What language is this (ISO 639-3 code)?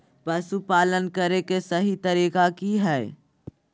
mag